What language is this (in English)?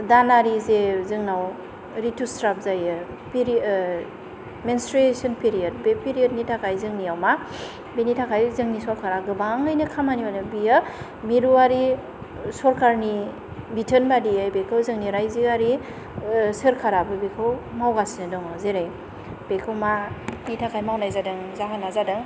Bodo